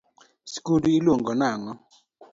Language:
Luo (Kenya and Tanzania)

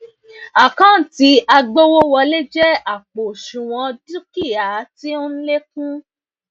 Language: Yoruba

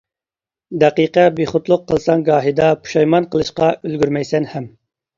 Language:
Uyghur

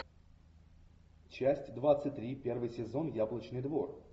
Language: Russian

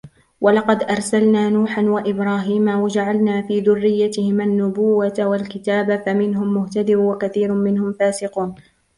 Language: Arabic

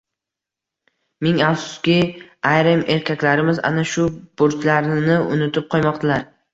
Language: Uzbek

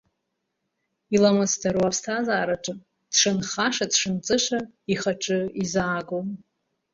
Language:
Abkhazian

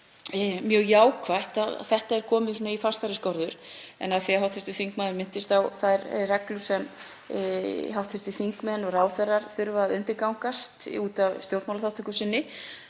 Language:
Icelandic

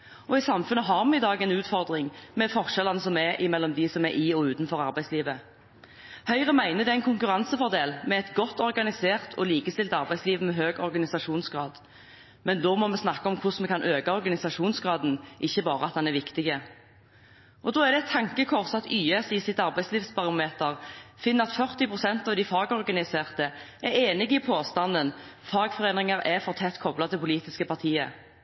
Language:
Norwegian Bokmål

